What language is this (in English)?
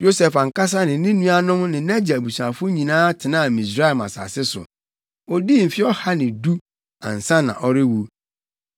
Akan